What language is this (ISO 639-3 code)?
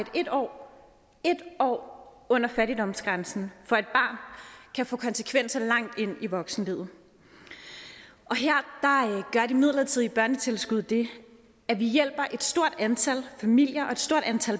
dan